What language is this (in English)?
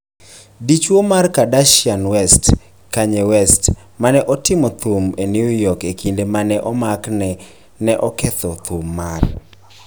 Luo (Kenya and Tanzania)